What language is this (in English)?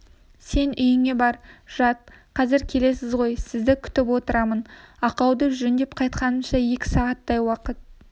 Kazakh